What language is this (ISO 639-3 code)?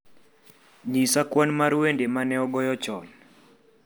luo